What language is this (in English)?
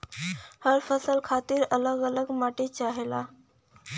Bhojpuri